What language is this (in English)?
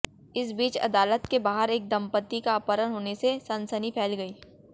Hindi